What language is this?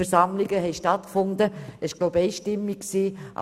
Swiss German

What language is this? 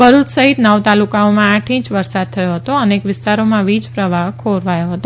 Gujarati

